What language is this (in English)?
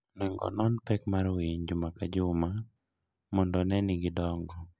Luo (Kenya and Tanzania)